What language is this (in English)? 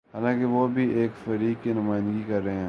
Urdu